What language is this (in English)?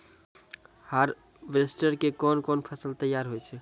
Maithili